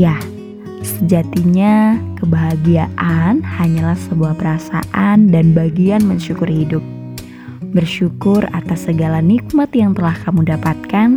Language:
Indonesian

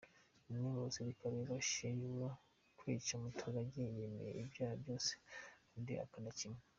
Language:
Kinyarwanda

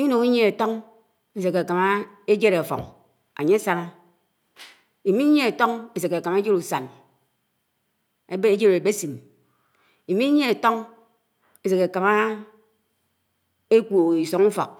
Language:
Anaang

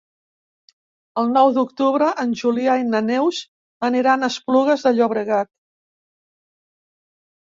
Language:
Catalan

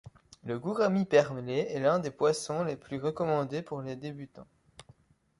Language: French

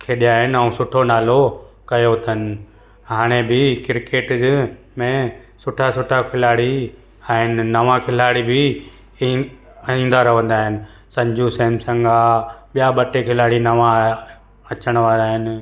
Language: Sindhi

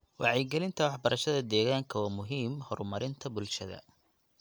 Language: Somali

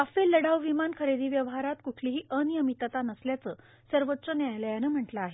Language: Marathi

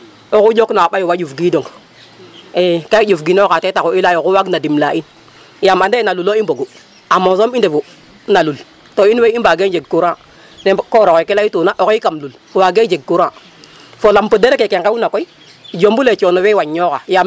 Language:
Serer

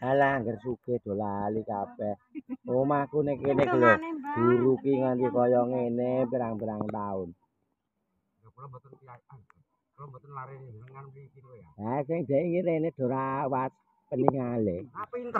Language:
Indonesian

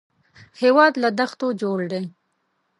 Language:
Pashto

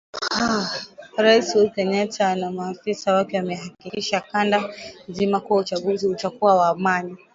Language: Swahili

